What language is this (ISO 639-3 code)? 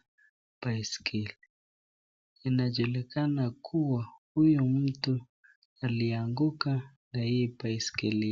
swa